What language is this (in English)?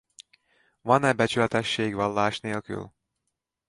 Hungarian